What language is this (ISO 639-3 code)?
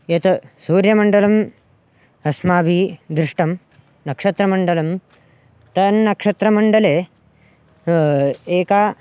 san